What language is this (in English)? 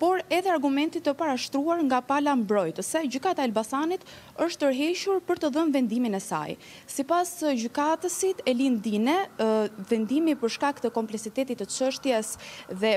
Romanian